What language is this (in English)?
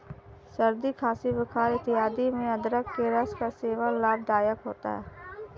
Hindi